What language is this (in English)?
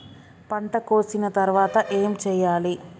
Telugu